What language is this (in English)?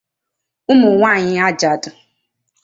Igbo